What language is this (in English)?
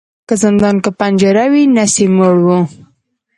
Pashto